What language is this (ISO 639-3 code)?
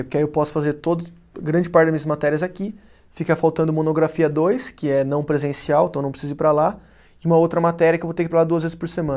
por